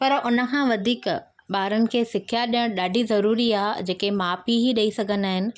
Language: Sindhi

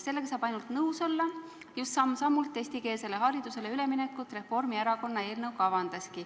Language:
Estonian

